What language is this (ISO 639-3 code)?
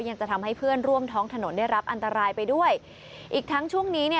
tha